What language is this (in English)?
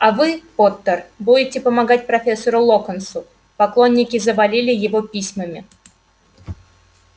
Russian